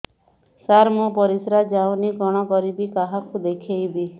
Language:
Odia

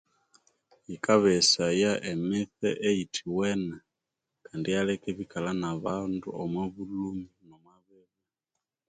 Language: Konzo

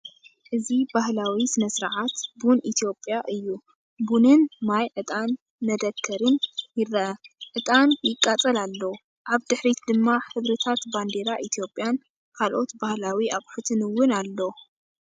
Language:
Tigrinya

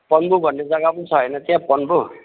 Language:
Nepali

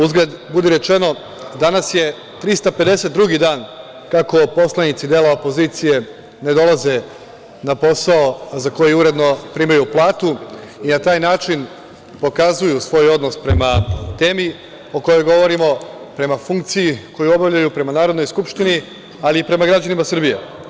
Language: Serbian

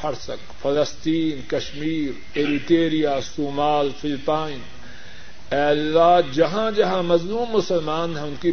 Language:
Urdu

